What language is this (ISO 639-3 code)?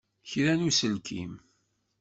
kab